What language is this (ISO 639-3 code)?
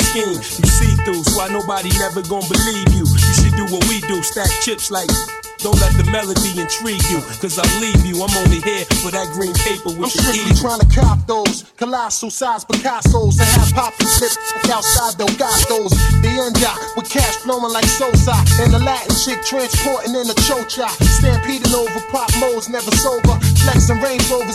eng